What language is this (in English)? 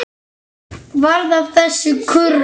Icelandic